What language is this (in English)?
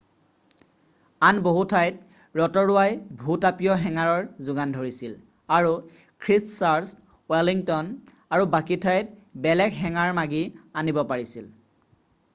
Assamese